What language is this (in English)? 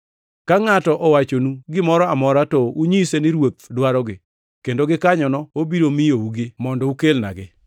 Luo (Kenya and Tanzania)